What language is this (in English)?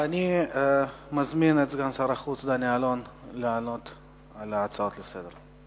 Hebrew